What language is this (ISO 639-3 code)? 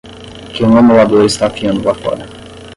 por